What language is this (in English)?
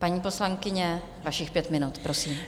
Czech